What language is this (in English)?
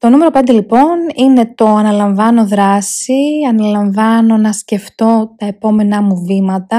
Greek